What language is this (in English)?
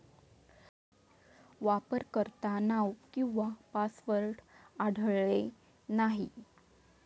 Marathi